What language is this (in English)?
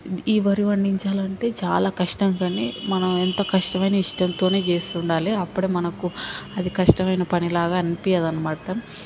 Telugu